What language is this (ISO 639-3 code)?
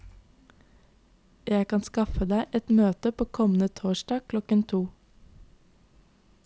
nor